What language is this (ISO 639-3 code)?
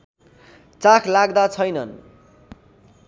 nep